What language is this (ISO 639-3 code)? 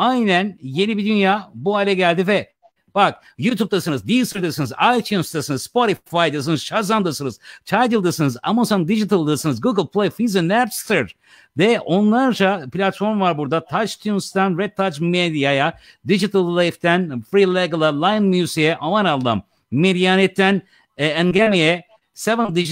tur